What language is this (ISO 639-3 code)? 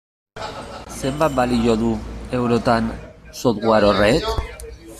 eus